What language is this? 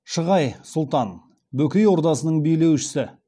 Kazakh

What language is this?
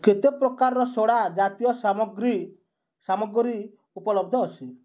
Odia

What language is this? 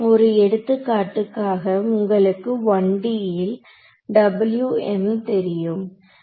Tamil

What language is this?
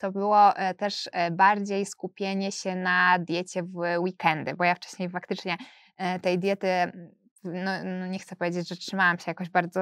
Polish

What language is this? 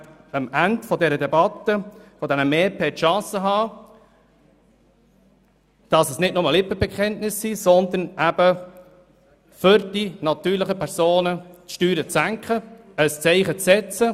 Swiss German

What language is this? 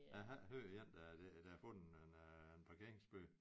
Danish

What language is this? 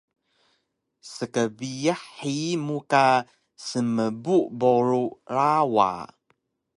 Taroko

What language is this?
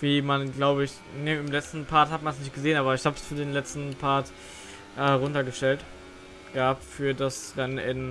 German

